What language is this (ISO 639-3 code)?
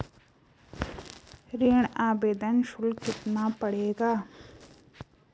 hin